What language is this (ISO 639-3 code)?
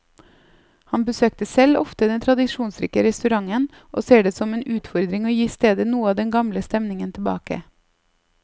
nor